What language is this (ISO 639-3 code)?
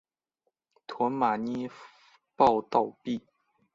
zho